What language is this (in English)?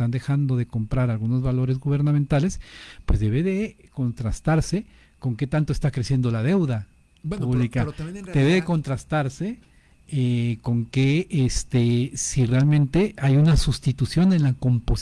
Spanish